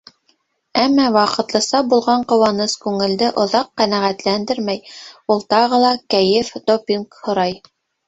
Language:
Bashkir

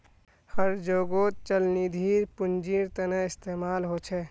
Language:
Magahi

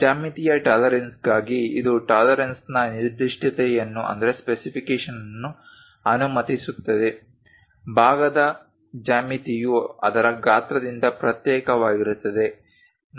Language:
Kannada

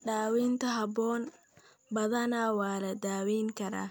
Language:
Somali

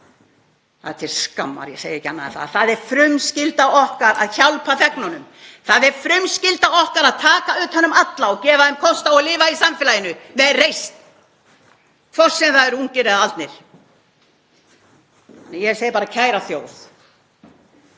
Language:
Icelandic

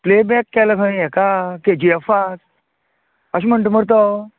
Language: Konkani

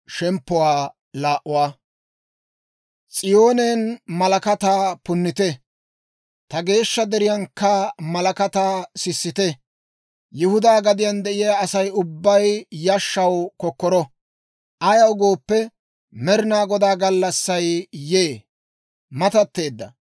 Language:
Dawro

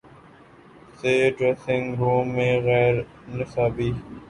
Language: Urdu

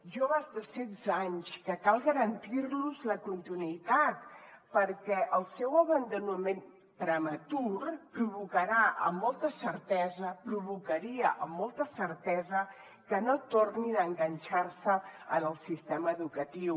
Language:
Catalan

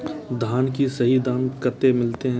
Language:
Maithili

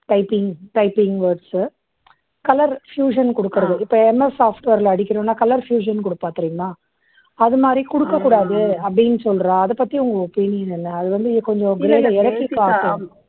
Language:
Tamil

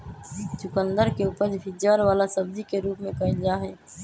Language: Magahi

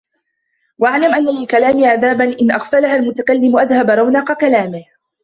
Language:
Arabic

